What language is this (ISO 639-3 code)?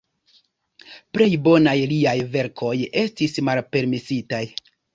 epo